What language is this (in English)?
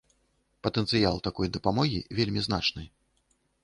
Belarusian